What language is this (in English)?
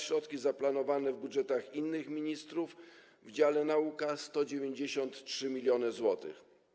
Polish